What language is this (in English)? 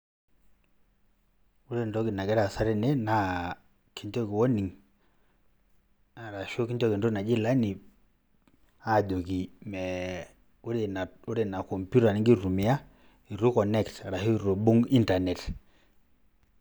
Masai